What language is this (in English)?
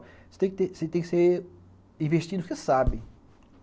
Portuguese